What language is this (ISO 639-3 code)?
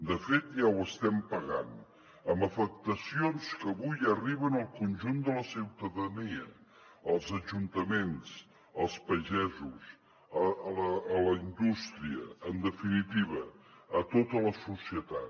cat